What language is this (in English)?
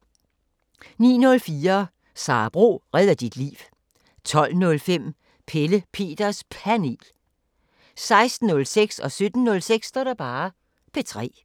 Danish